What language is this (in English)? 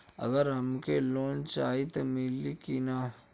Bhojpuri